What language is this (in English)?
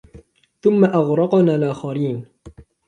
Arabic